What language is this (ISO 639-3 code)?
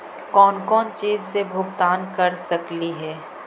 mag